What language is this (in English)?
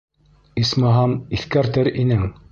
Bashkir